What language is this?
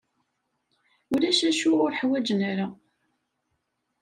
Kabyle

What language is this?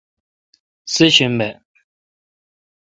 Kalkoti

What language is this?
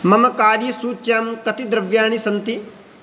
Sanskrit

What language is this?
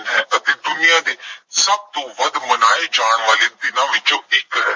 Punjabi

